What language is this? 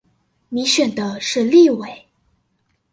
Chinese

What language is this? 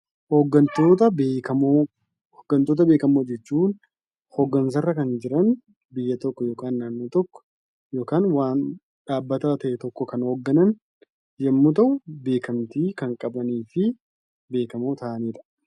Oromo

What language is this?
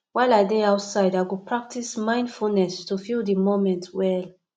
Nigerian Pidgin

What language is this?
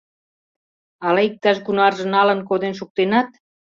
Mari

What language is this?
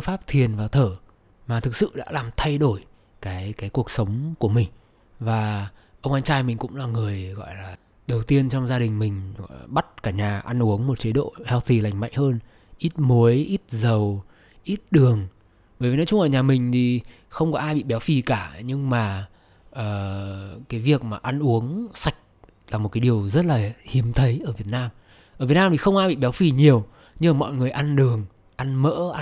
Vietnamese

